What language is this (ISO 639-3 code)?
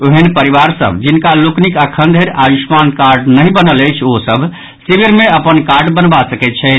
mai